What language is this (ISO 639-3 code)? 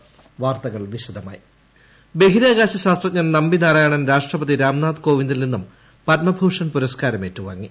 mal